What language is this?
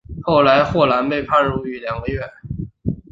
Chinese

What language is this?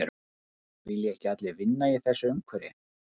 Icelandic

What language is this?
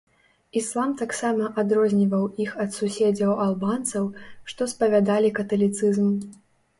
Belarusian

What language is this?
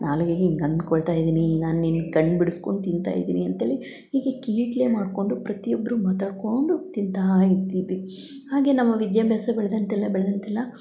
Kannada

